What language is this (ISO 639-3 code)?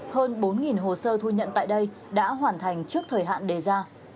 vie